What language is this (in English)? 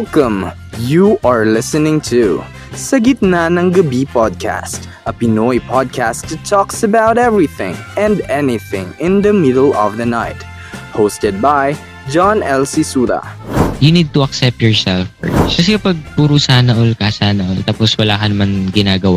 Filipino